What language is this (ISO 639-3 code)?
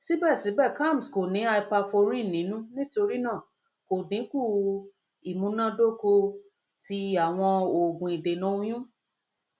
yor